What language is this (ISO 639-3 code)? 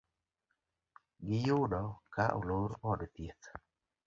luo